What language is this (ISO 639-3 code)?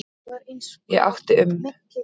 isl